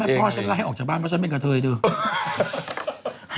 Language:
Thai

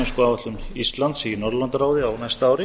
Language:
Icelandic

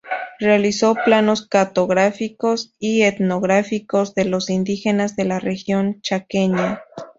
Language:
Spanish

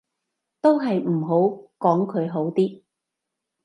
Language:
Cantonese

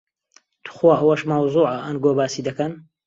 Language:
Central Kurdish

